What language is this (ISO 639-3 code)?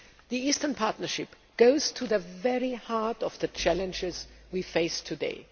eng